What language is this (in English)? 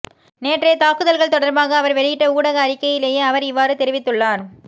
Tamil